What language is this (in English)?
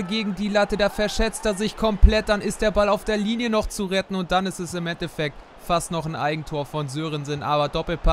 German